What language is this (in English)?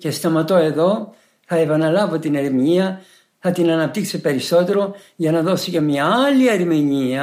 Greek